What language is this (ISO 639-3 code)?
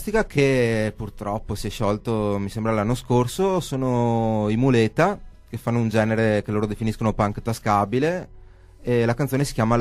ita